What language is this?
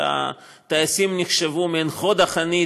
Hebrew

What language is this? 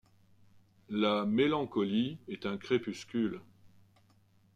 French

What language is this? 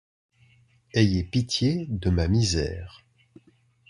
French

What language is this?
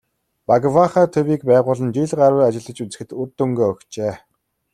Mongolian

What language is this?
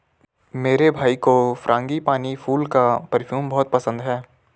Hindi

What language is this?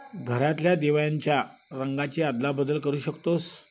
Marathi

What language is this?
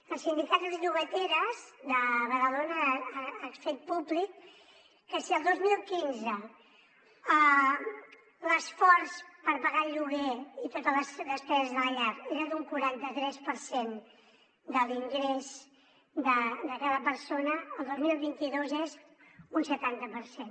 Catalan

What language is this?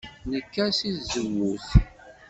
Kabyle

